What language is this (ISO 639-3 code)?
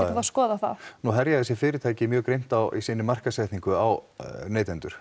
isl